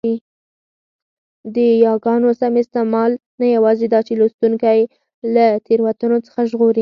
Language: Pashto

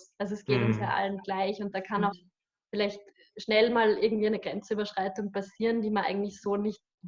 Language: German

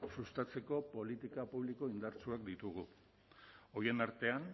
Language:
Basque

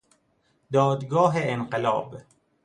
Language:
Persian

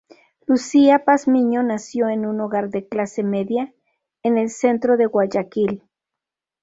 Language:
Spanish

